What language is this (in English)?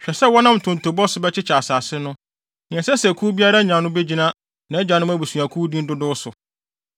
Akan